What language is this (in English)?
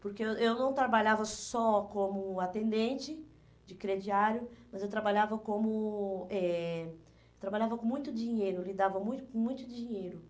Portuguese